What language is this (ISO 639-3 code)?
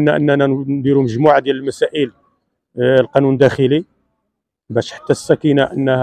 ara